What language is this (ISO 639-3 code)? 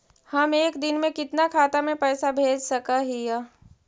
mag